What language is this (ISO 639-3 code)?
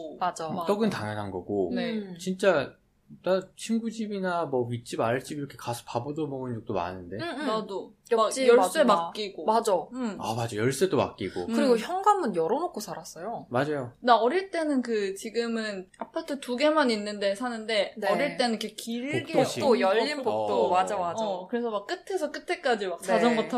kor